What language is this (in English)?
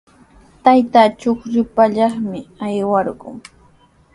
Sihuas Ancash Quechua